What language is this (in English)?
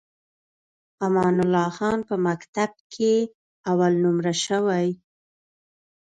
Pashto